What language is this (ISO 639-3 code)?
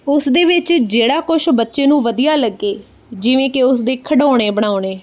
pan